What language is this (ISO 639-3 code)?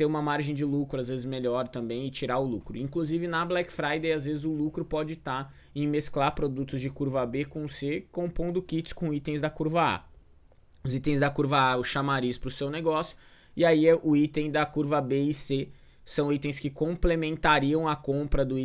por